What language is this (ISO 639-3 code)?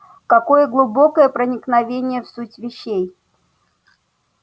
rus